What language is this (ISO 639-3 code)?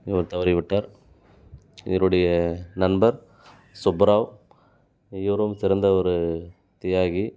tam